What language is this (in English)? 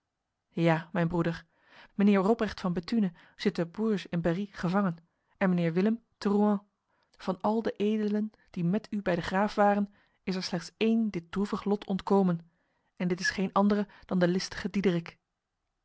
Dutch